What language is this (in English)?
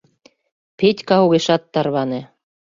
Mari